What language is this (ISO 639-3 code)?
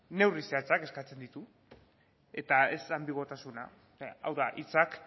eus